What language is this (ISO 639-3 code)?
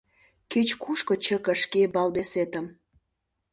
chm